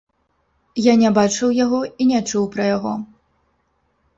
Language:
Belarusian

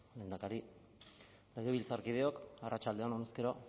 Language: Basque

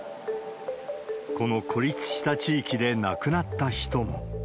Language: Japanese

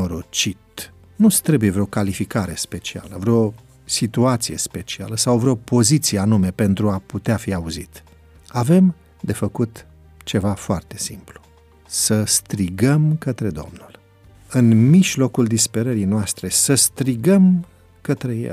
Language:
Romanian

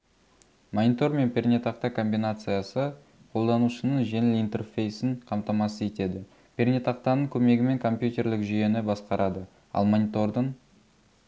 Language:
Kazakh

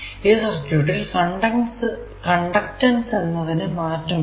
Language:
Malayalam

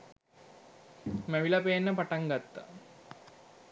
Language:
Sinhala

